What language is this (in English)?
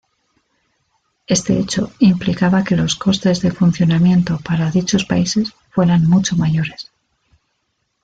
Spanish